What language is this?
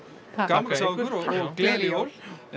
Icelandic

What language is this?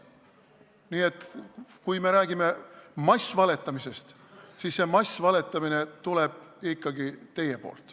Estonian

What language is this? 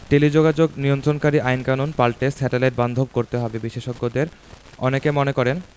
Bangla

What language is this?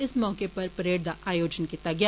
Dogri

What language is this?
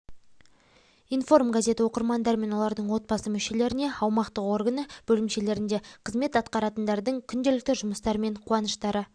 Kazakh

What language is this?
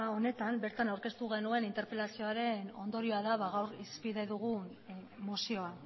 Basque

